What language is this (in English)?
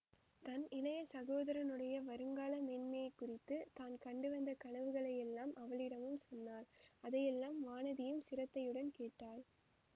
Tamil